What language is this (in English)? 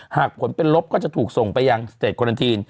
Thai